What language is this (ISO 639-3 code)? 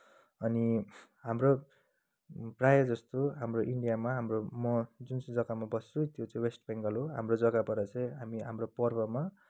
nep